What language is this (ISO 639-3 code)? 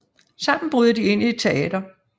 dan